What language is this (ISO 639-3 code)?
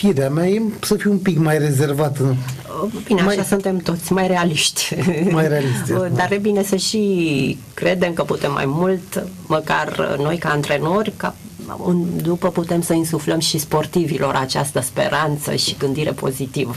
ron